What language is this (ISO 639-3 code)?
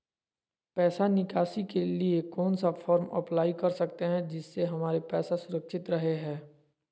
mag